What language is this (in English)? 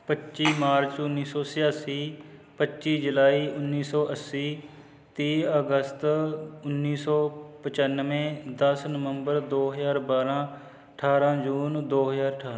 Punjabi